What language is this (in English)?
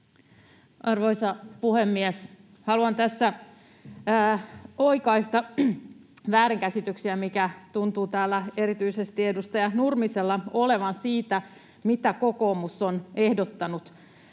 Finnish